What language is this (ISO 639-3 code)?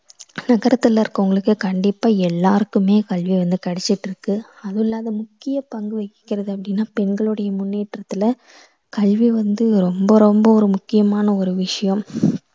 tam